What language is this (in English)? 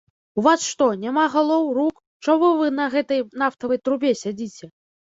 Belarusian